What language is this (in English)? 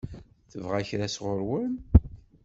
Kabyle